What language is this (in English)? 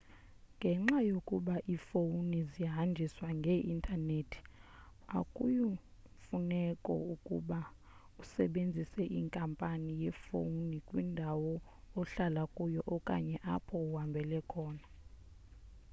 Xhosa